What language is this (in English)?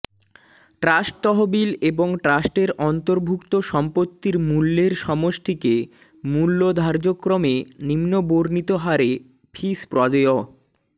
Bangla